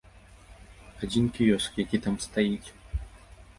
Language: Belarusian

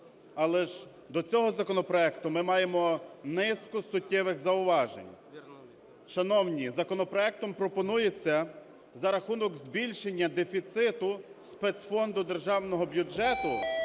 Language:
Ukrainian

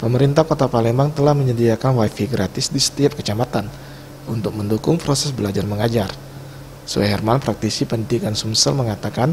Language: Indonesian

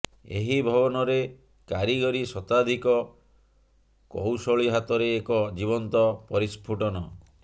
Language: Odia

